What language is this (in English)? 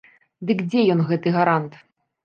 Belarusian